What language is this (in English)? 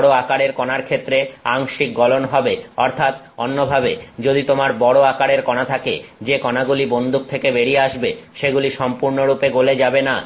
Bangla